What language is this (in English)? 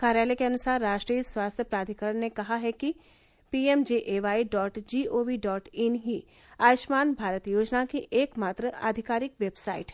Hindi